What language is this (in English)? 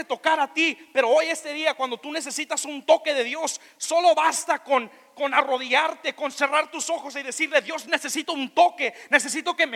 Spanish